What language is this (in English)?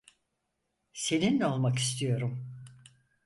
Turkish